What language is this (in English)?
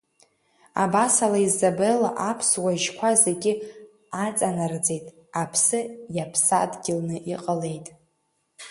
Abkhazian